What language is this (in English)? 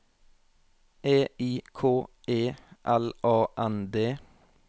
Norwegian